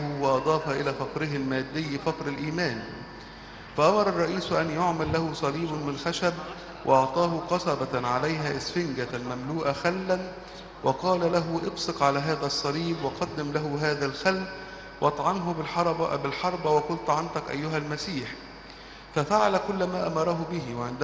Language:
Arabic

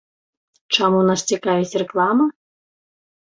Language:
Belarusian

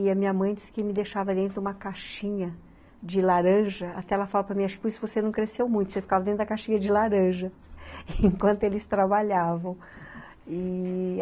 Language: Portuguese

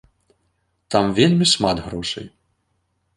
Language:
Belarusian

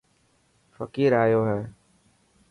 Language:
Dhatki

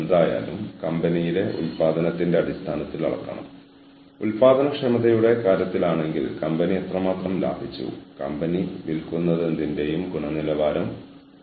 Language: Malayalam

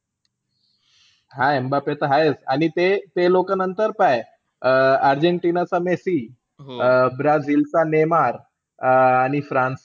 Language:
Marathi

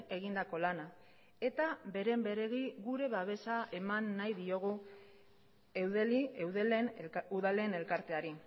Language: Basque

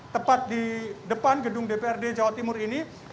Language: Indonesian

